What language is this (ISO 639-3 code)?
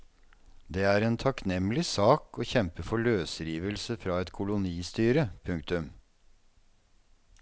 nor